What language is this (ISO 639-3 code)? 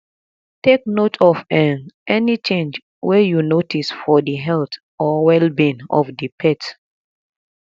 pcm